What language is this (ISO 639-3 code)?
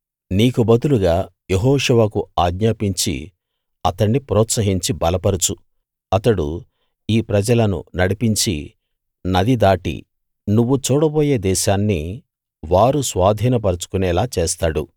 tel